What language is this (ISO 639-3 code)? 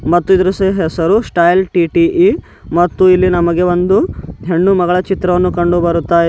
kan